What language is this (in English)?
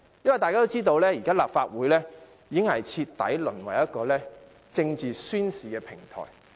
Cantonese